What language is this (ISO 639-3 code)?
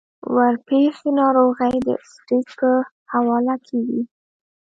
pus